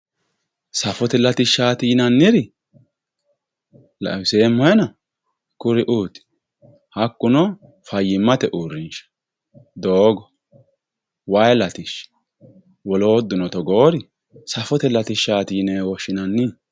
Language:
Sidamo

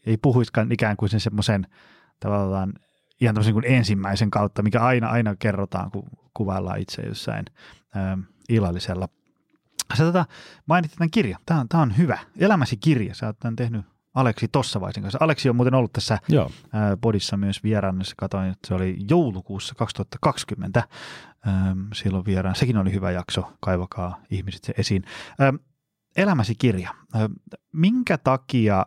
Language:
Finnish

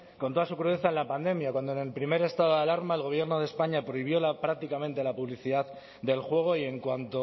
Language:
Spanish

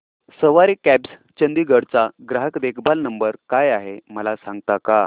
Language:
Marathi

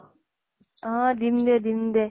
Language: Assamese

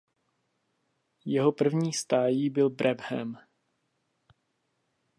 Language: Czech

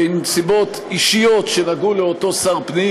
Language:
Hebrew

